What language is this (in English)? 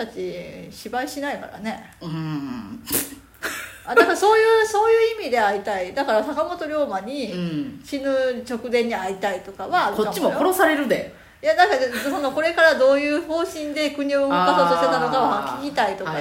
Japanese